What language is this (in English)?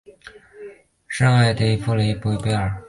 Chinese